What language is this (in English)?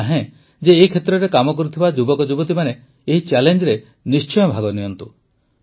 Odia